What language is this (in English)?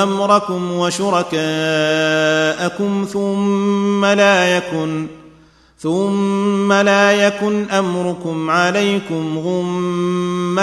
Arabic